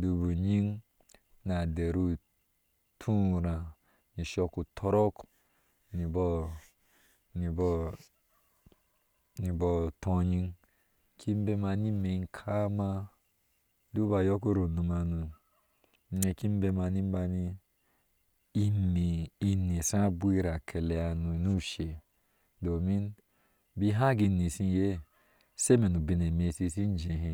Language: Ashe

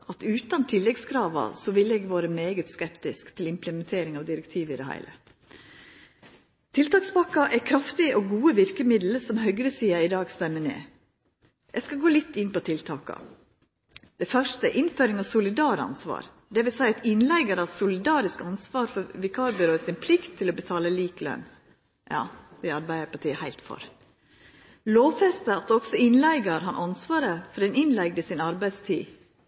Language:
Norwegian Nynorsk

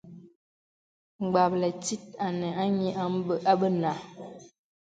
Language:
Bebele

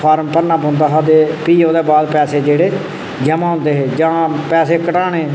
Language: Dogri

